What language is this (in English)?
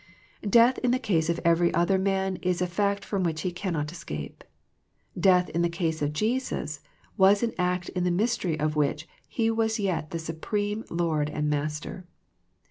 English